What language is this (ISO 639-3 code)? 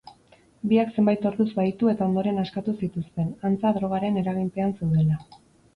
eus